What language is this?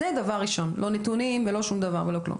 Hebrew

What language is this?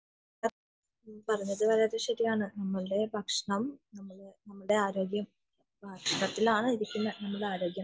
Malayalam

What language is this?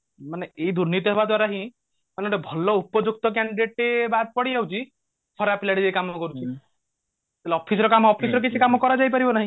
Odia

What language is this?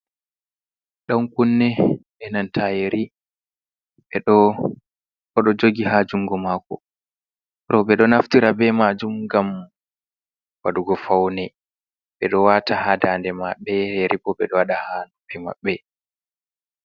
Fula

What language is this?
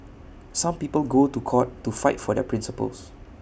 English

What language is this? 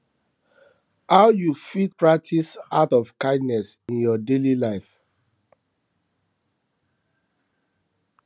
Nigerian Pidgin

